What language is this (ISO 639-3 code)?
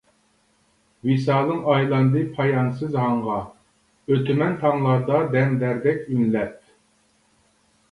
uig